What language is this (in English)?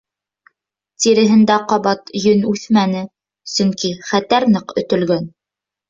Bashkir